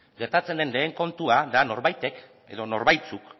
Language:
Basque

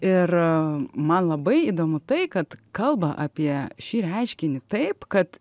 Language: Lithuanian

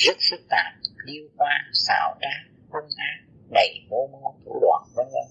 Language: Vietnamese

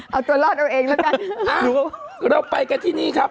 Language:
Thai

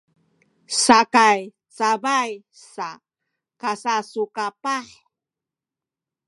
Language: Sakizaya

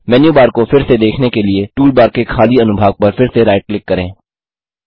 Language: Hindi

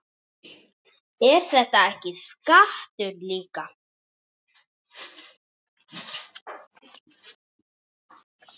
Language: Icelandic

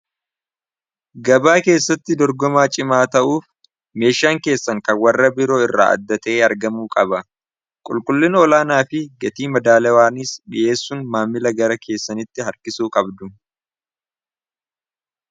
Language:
Oromo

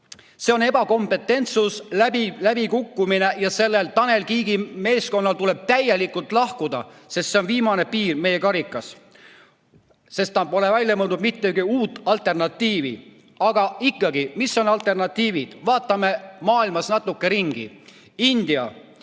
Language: Estonian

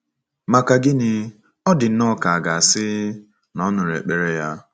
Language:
Igbo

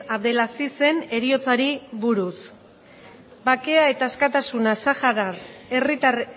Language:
Basque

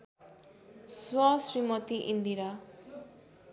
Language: Nepali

